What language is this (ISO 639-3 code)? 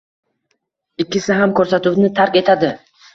uzb